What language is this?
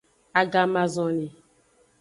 Aja (Benin)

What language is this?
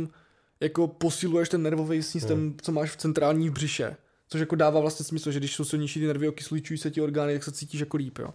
Czech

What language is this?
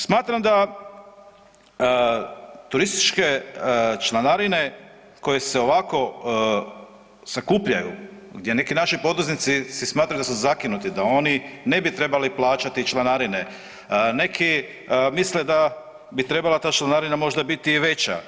Croatian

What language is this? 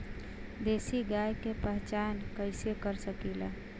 Bhojpuri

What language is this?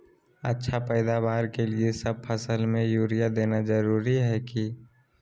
Magahi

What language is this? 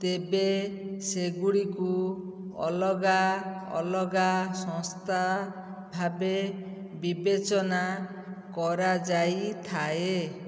Odia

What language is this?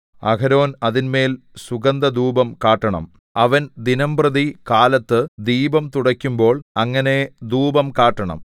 Malayalam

